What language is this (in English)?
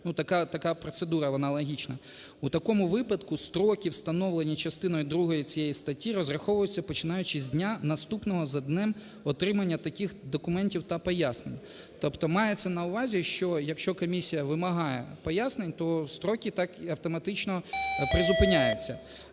Ukrainian